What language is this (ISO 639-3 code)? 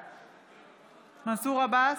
heb